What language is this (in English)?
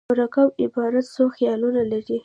Pashto